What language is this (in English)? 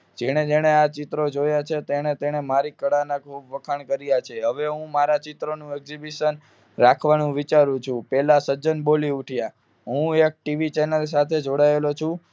Gujarati